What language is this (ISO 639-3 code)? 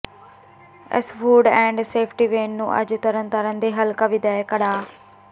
pan